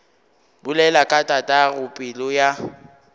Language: Northern Sotho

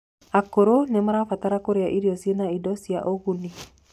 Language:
Kikuyu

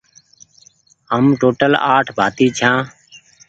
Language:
Goaria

